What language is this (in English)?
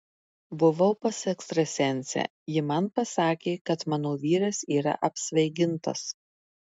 Lithuanian